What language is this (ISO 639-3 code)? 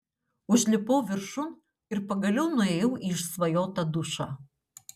lit